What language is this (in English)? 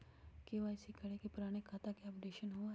Magahi